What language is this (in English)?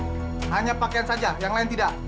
Indonesian